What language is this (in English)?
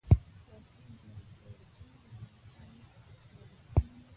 Pashto